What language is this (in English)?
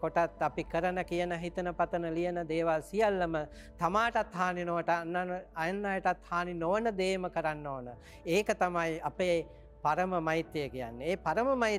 Turkish